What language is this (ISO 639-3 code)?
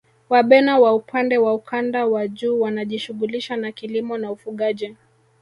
swa